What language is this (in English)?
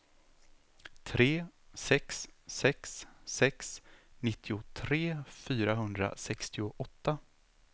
Swedish